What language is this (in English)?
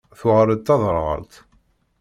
Kabyle